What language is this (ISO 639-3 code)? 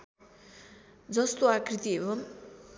nep